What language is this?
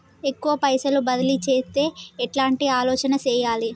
Telugu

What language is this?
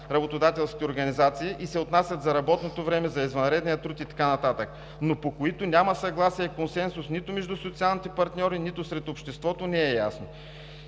Bulgarian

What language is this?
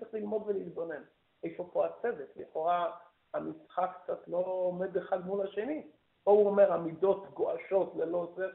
Hebrew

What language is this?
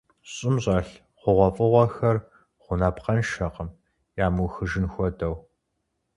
Kabardian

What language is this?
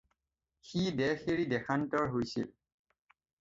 Assamese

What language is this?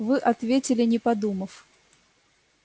Russian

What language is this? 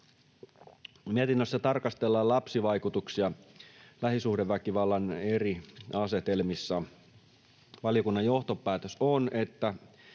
Finnish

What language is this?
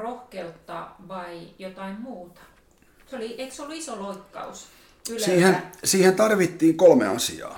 Finnish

